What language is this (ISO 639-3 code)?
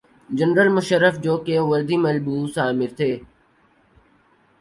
urd